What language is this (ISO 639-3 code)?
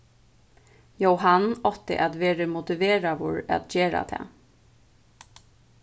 fao